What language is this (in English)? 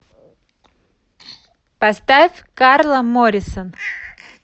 Russian